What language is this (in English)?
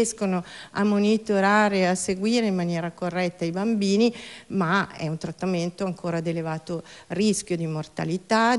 Italian